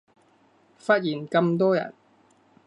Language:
Cantonese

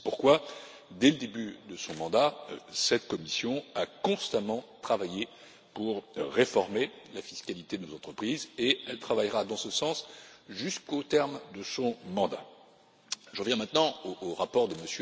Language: French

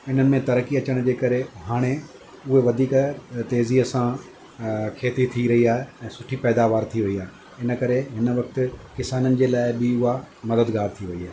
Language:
Sindhi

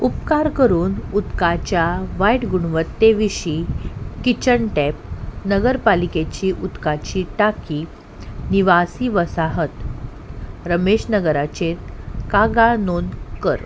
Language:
Konkani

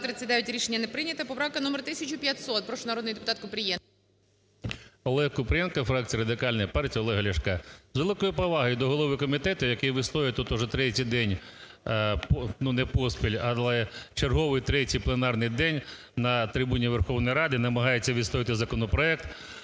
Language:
Ukrainian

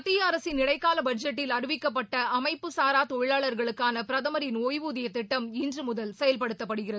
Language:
Tamil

